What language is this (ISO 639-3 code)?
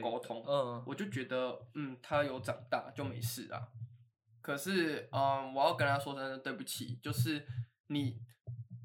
zho